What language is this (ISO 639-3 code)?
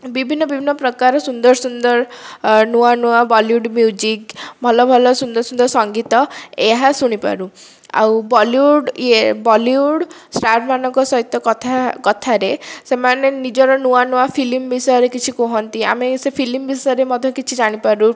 ori